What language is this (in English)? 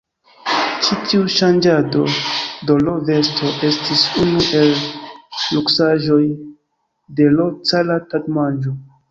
Esperanto